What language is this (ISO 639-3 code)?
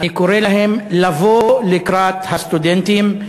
heb